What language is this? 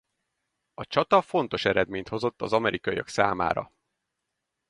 Hungarian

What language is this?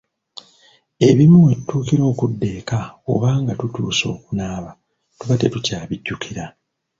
Ganda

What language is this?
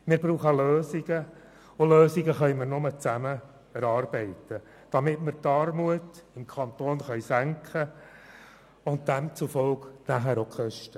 Swiss German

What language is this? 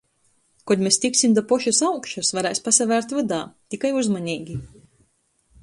Latgalian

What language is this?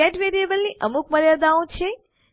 Gujarati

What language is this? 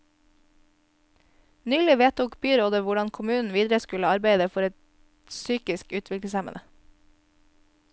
Norwegian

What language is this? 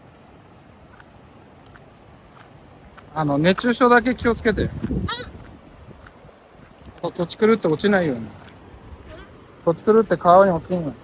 Japanese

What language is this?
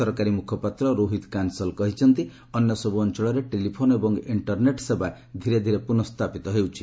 Odia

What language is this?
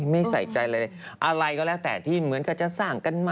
Thai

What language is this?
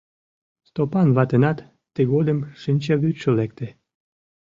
Mari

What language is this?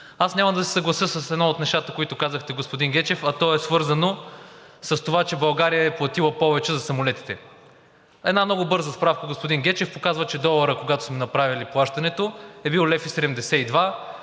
Bulgarian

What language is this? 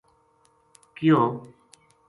Gujari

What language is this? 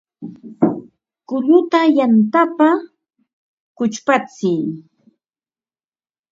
Ambo-Pasco Quechua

